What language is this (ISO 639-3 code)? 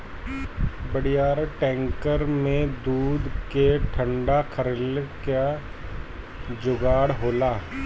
bho